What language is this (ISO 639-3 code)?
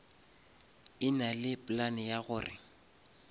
nso